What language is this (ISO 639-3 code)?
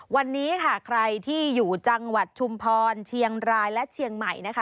tha